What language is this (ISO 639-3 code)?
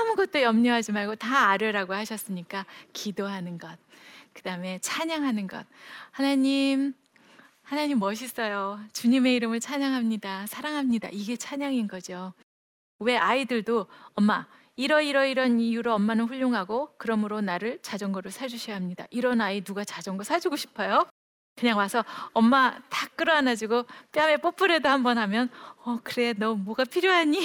kor